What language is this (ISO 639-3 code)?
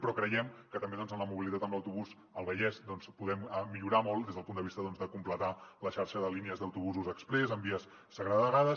cat